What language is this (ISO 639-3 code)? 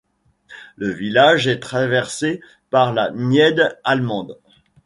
fra